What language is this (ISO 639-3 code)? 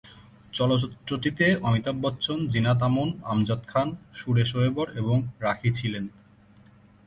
ben